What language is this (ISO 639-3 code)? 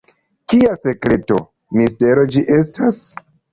epo